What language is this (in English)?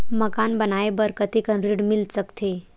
Chhattisgarhi